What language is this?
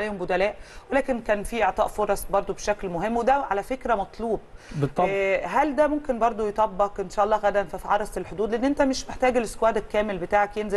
Arabic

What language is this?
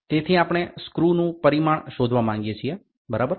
Gujarati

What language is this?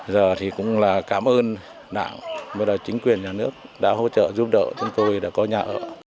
Vietnamese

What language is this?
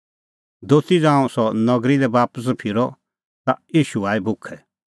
Kullu Pahari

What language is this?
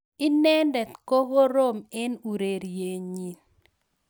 Kalenjin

